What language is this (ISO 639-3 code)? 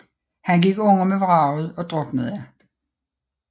dan